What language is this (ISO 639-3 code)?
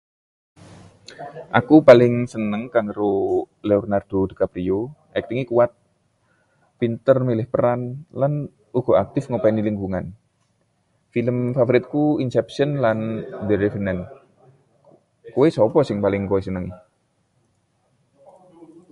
jav